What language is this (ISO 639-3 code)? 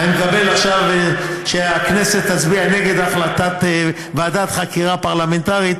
heb